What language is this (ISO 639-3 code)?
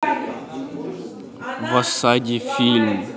rus